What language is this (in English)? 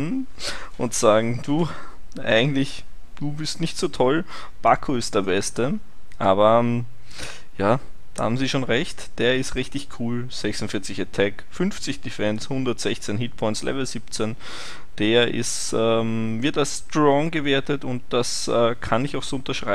German